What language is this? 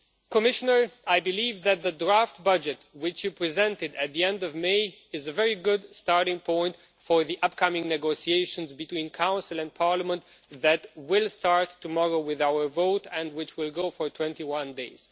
English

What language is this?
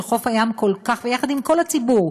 Hebrew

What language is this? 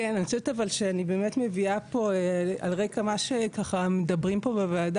Hebrew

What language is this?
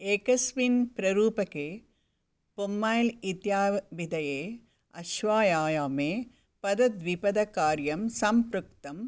Sanskrit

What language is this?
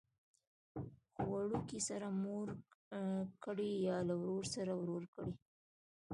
Pashto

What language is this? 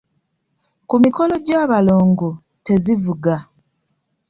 Ganda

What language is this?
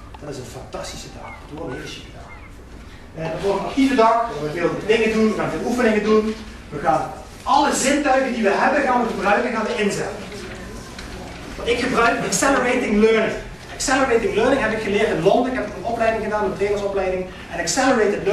Dutch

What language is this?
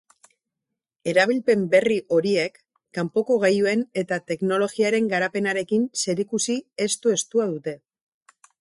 Basque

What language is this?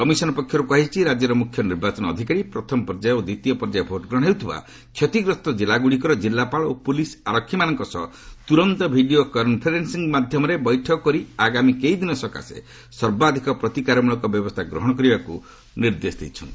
Odia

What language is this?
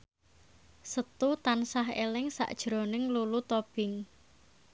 Javanese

